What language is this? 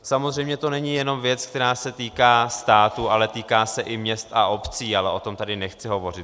Czech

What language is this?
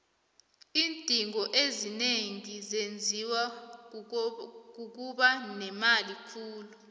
South Ndebele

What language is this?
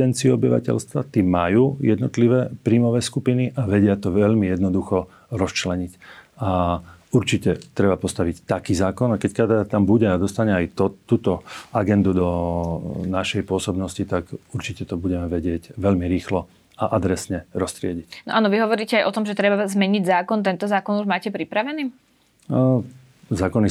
Slovak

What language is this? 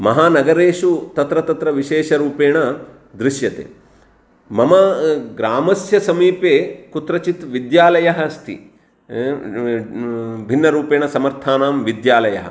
Sanskrit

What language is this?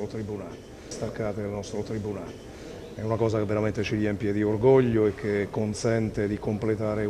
Italian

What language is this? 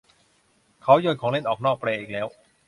Thai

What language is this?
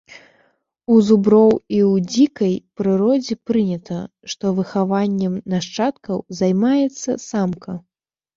Belarusian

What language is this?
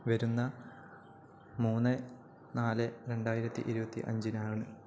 Malayalam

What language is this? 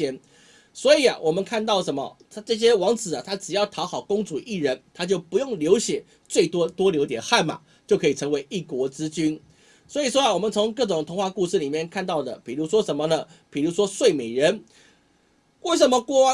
Chinese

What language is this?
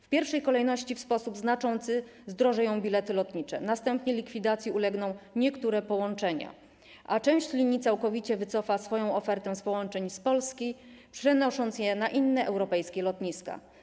Polish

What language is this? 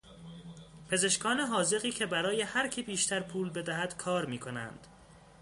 Persian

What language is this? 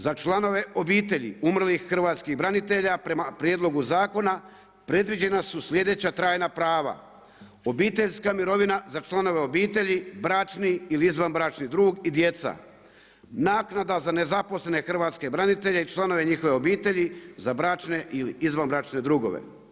Croatian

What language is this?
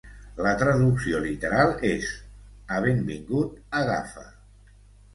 Catalan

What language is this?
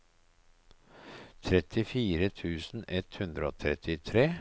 Norwegian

